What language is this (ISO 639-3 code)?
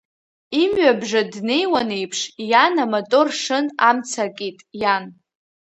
abk